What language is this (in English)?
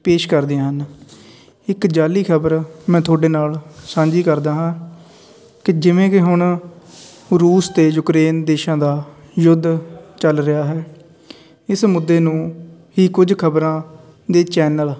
Punjabi